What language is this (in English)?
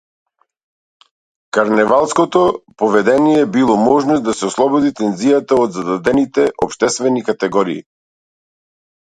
Macedonian